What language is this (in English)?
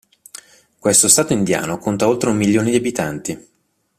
Italian